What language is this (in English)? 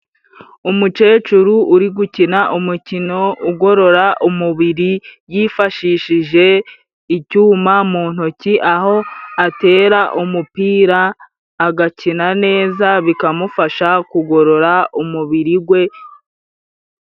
Kinyarwanda